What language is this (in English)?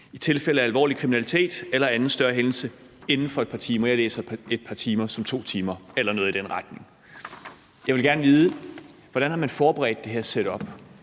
Danish